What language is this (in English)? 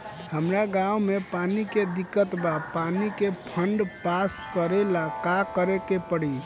Bhojpuri